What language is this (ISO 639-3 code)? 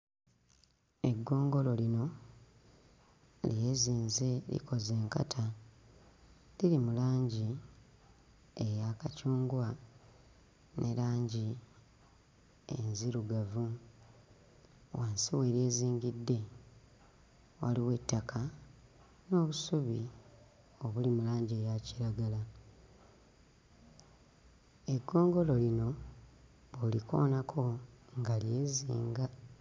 lug